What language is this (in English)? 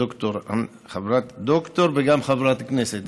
Hebrew